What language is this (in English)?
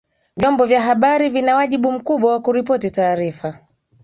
Swahili